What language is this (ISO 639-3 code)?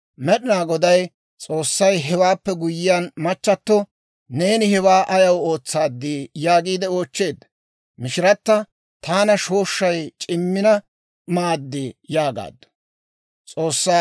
dwr